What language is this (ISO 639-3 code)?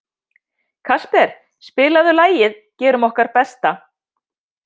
isl